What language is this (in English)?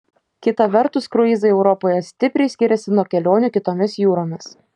Lithuanian